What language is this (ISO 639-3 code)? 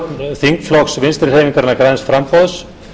isl